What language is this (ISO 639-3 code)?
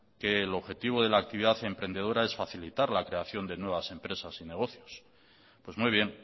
spa